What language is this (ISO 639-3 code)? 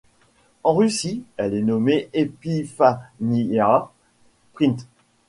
fra